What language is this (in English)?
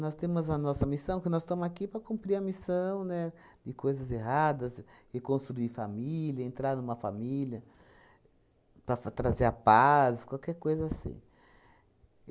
Portuguese